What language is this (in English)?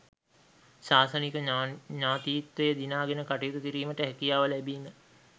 Sinhala